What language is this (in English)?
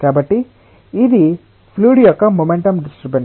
Telugu